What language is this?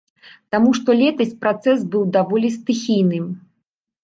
Belarusian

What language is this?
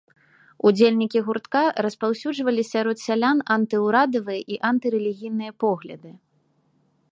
Belarusian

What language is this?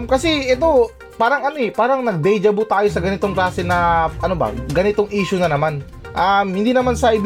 Filipino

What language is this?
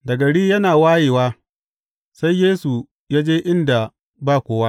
Hausa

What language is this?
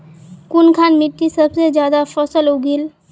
Magahi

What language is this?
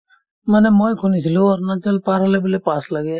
Assamese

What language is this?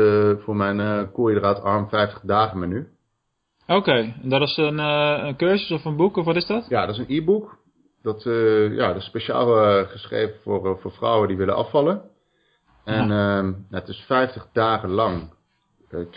Dutch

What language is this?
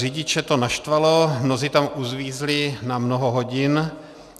Czech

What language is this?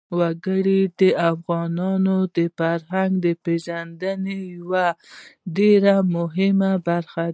Pashto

